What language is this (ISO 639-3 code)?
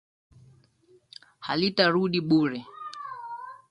swa